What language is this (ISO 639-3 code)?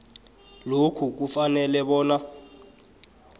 nbl